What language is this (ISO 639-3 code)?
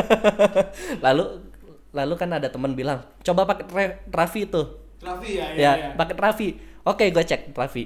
ind